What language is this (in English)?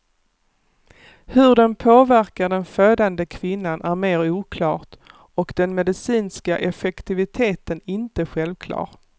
Swedish